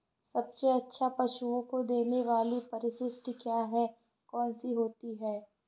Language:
Hindi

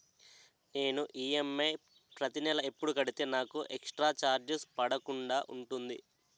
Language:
Telugu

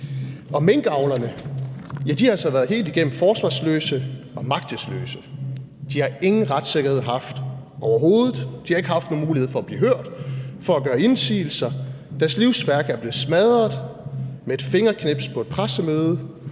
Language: Danish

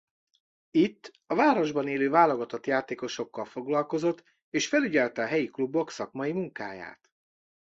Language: Hungarian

